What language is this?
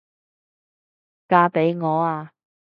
Cantonese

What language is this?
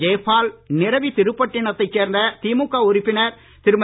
Tamil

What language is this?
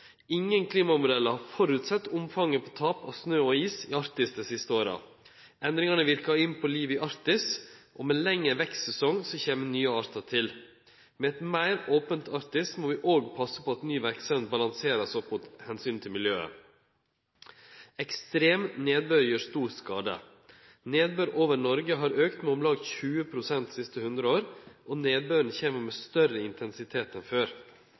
Norwegian Nynorsk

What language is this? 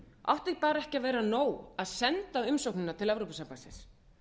Icelandic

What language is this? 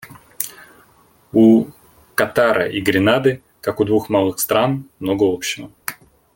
Russian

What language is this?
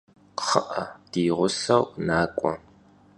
Kabardian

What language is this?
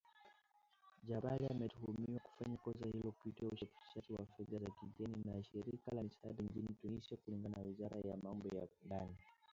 Swahili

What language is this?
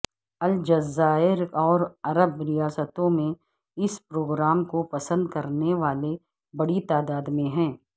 Urdu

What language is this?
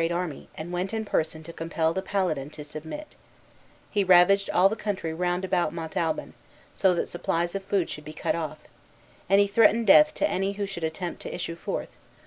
English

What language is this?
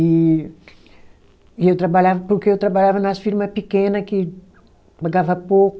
Portuguese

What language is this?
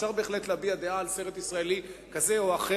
Hebrew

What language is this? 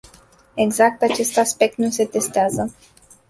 Romanian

